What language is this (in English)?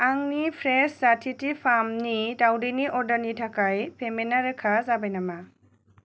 Bodo